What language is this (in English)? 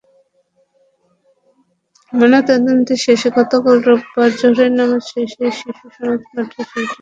Bangla